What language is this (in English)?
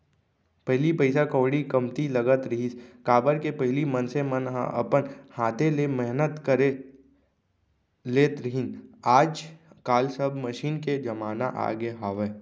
Chhattisgarhi